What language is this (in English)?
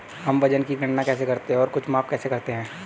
Hindi